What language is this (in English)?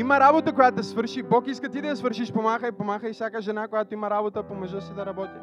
Bulgarian